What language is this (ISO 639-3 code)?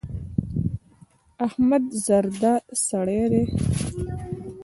pus